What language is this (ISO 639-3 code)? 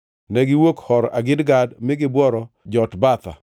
luo